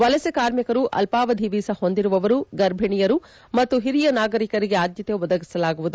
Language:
Kannada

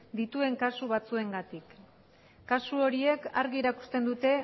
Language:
Basque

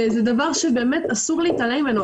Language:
Hebrew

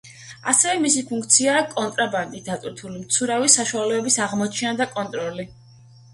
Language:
Georgian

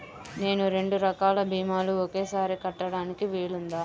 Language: Telugu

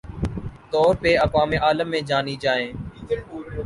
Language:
Urdu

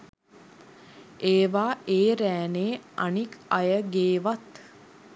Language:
Sinhala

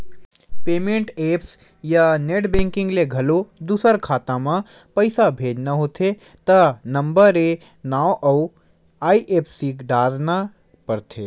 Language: Chhattisgarhi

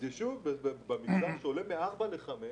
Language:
Hebrew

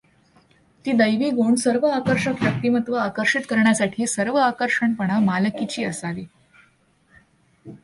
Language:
Marathi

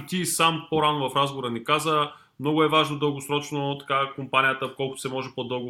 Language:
Bulgarian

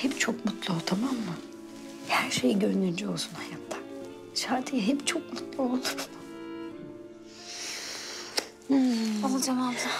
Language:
Turkish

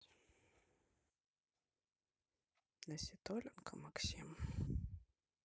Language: Russian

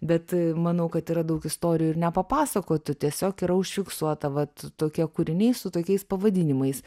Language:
Lithuanian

